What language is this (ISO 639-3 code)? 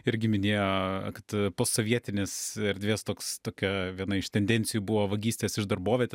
lit